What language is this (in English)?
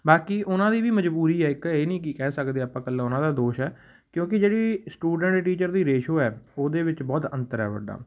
Punjabi